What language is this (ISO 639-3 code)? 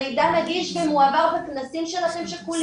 heb